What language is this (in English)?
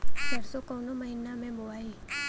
Bhojpuri